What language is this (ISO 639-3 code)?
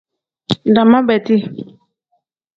kdh